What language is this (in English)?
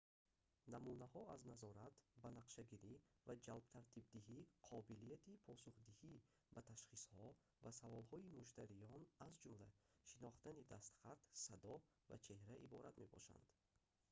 Tajik